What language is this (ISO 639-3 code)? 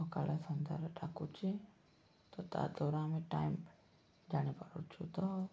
ori